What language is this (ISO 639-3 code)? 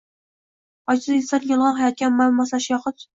uzb